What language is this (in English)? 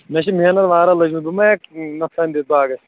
Kashmiri